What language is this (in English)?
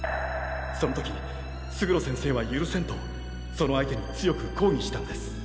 Japanese